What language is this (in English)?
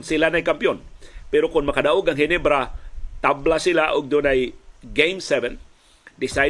Filipino